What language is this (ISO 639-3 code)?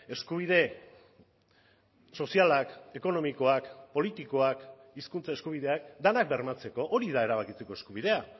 eus